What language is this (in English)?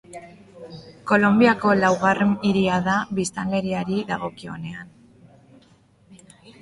Basque